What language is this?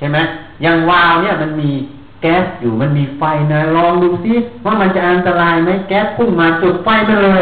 Thai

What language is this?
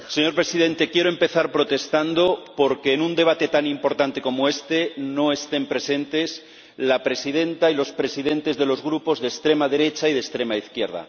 Spanish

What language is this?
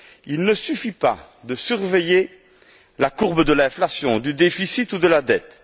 French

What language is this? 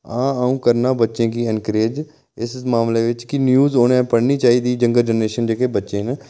Dogri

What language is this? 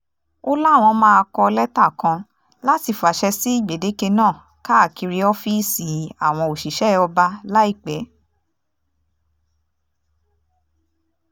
Yoruba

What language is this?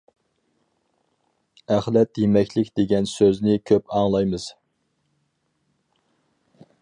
Uyghur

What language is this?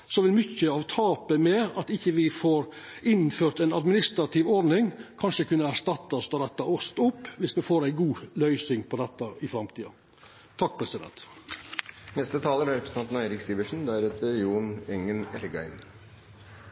Norwegian Nynorsk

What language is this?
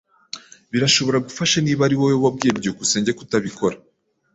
Kinyarwanda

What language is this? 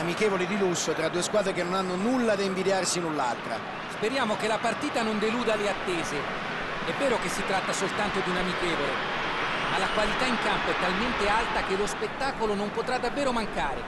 Italian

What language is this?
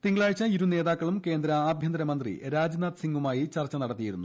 Malayalam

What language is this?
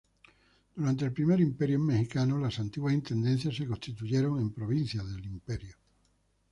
Spanish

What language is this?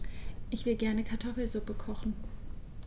German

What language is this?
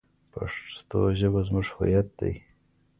Pashto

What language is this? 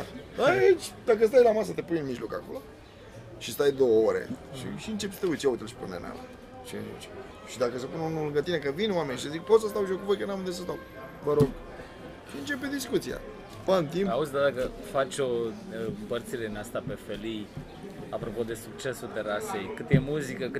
Romanian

